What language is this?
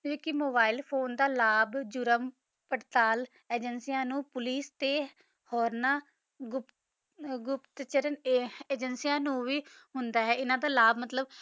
Punjabi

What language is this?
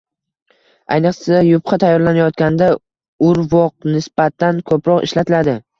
Uzbek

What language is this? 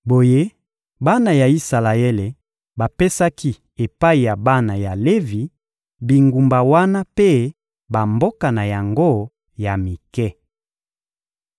Lingala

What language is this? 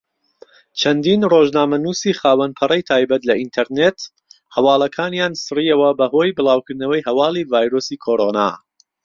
Central Kurdish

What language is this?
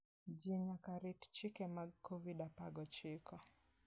Luo (Kenya and Tanzania)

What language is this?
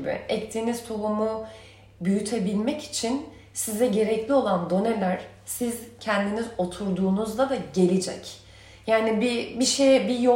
Turkish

